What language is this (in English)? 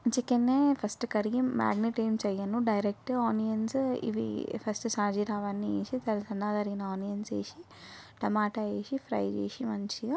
Telugu